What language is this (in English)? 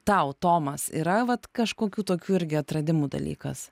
Lithuanian